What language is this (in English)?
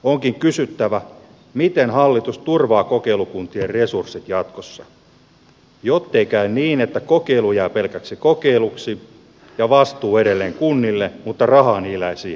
Finnish